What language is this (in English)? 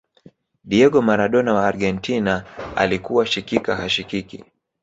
Swahili